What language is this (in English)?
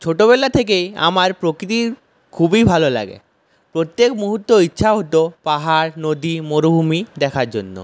Bangla